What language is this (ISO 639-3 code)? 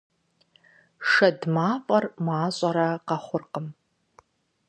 kbd